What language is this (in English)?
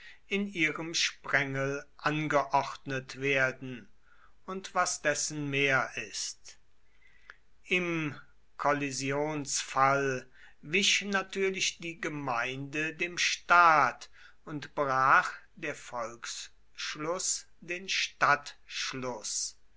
German